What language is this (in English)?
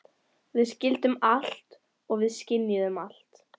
Icelandic